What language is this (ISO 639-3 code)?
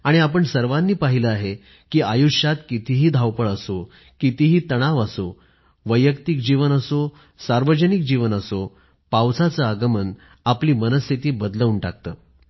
mar